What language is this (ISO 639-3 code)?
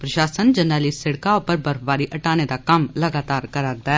doi